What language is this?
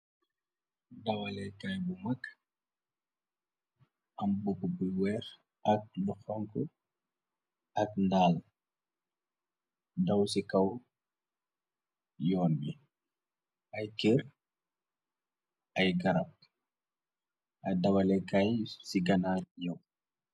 Wolof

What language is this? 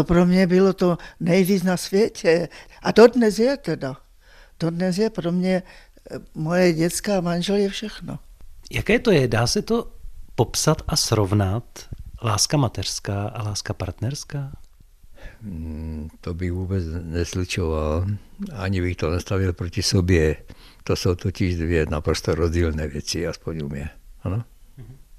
Czech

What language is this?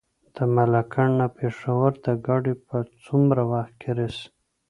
Pashto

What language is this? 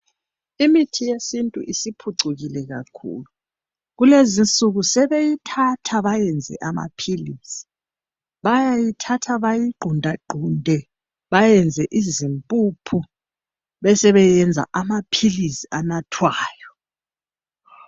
North Ndebele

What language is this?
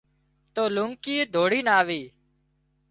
Wadiyara Koli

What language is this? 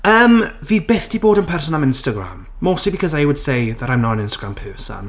Welsh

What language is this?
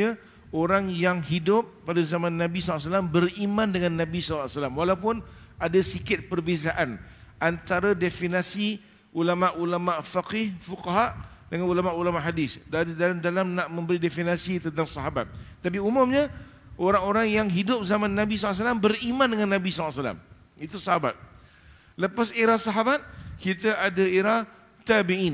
Malay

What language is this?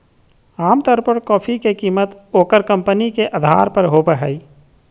Magahi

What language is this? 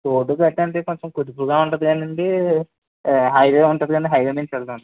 Telugu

